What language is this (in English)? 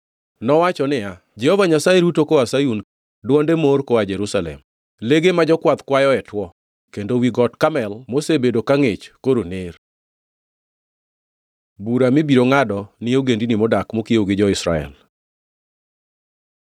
Luo (Kenya and Tanzania)